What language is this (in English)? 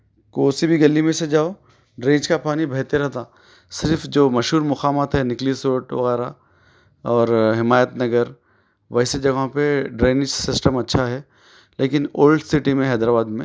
Urdu